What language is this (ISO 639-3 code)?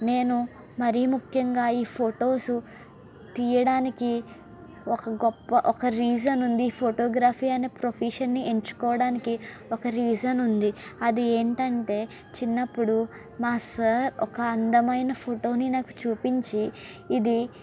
tel